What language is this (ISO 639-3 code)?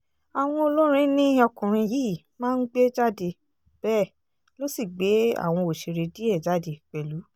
yor